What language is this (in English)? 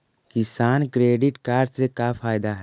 Magahi